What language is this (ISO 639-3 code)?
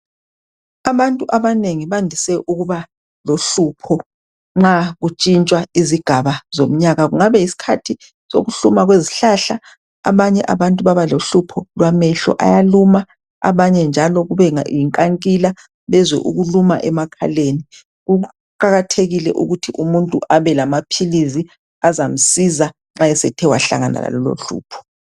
nde